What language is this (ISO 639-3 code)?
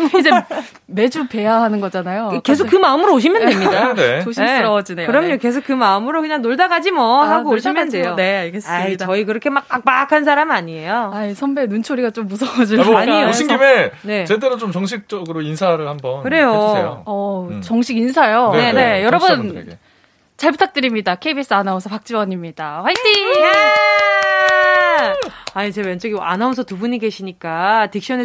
kor